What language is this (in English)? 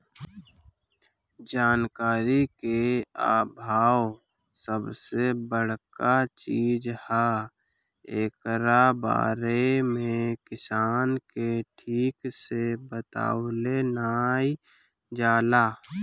Bhojpuri